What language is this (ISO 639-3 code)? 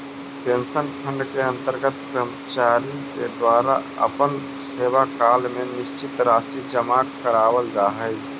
mag